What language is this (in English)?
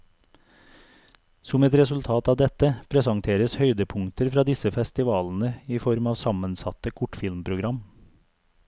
Norwegian